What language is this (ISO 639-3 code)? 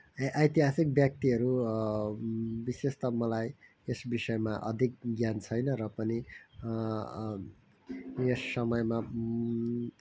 nep